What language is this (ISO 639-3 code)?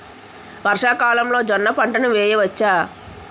tel